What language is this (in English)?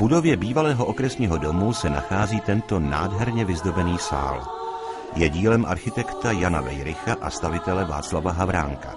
Czech